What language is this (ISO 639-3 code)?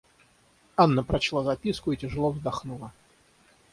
rus